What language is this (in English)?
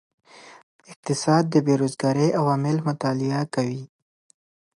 Pashto